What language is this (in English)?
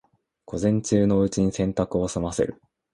Japanese